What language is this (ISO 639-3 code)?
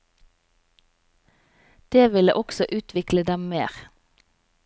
nor